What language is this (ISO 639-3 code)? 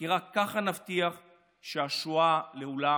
heb